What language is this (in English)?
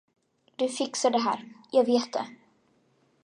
Swedish